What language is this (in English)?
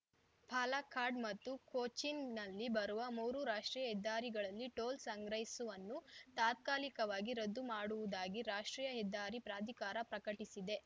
Kannada